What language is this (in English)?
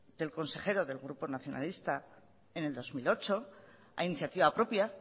Spanish